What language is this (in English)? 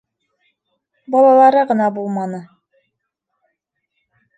Bashkir